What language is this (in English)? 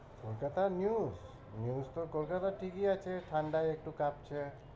Bangla